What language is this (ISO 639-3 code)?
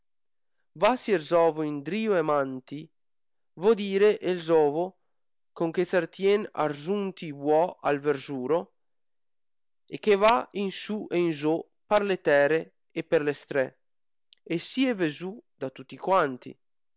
ita